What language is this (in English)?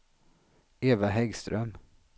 Swedish